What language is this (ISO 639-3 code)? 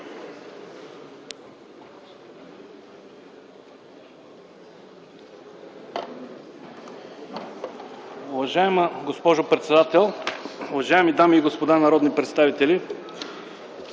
bul